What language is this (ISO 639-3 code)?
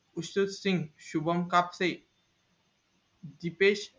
mar